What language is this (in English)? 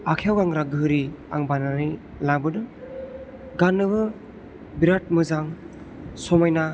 Bodo